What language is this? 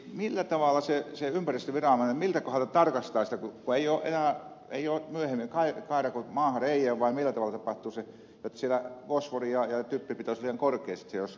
Finnish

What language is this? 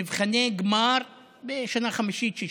Hebrew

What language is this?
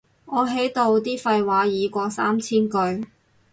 Cantonese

